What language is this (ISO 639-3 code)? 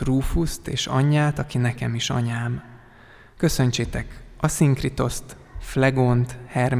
hun